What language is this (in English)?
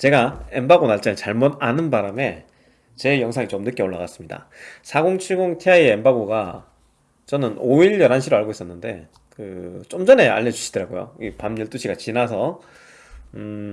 Korean